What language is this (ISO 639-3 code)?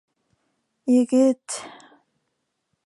bak